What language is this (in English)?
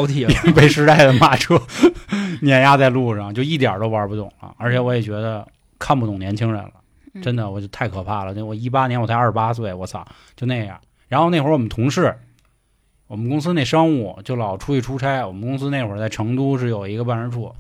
Chinese